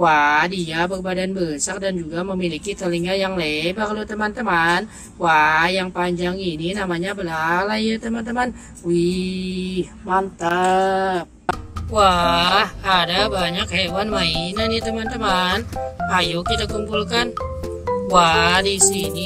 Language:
Thai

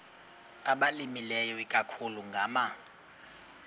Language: Xhosa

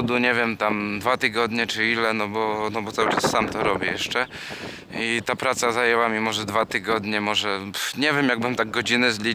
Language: Polish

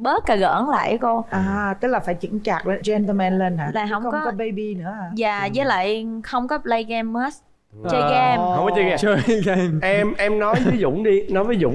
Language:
Vietnamese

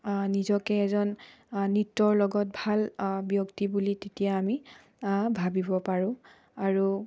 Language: Assamese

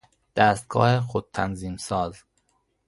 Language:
Persian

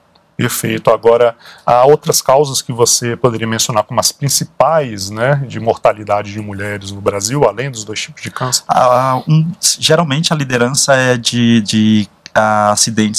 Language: Portuguese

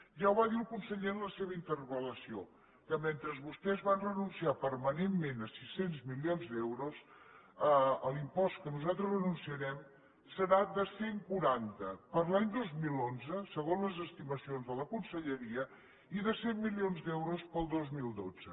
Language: Catalan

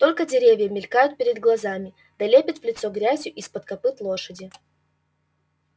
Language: Russian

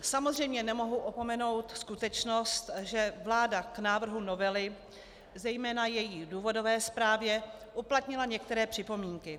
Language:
Czech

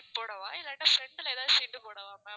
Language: Tamil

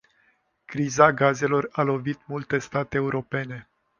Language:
Romanian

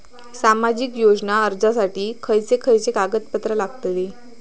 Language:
Marathi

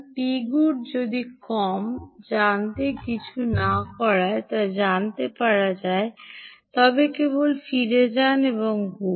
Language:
Bangla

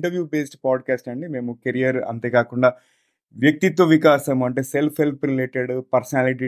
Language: Telugu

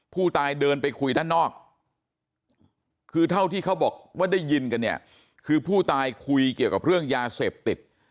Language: Thai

